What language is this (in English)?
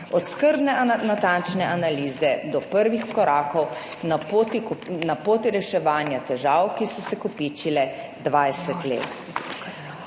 Slovenian